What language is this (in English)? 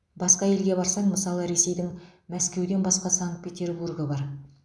Kazakh